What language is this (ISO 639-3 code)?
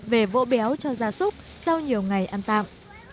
vie